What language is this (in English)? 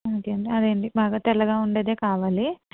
Telugu